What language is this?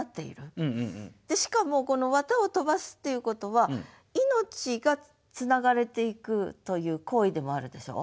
Japanese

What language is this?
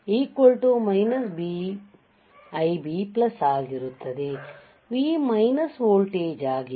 Kannada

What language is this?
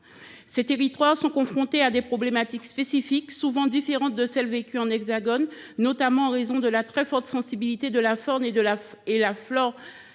French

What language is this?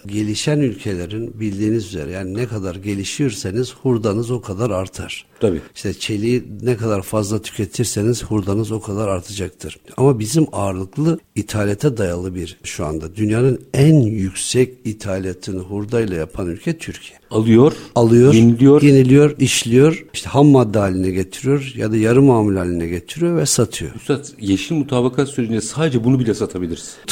Turkish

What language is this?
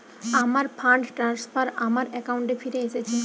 Bangla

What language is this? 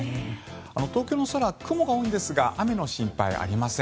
Japanese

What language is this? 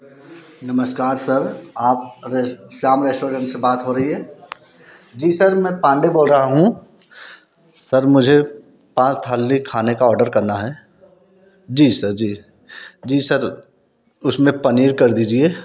Hindi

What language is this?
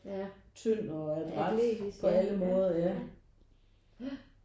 Danish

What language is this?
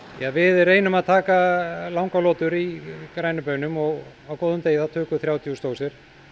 Icelandic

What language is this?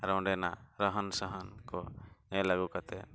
Santali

